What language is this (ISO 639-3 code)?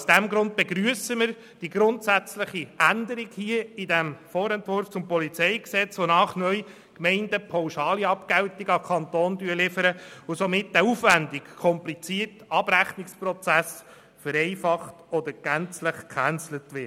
gsw